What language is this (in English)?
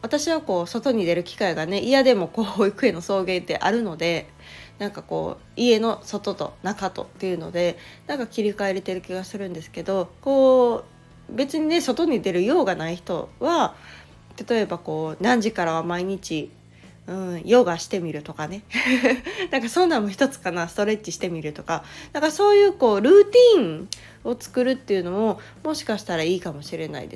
Japanese